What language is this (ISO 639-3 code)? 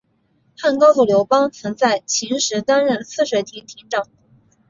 zho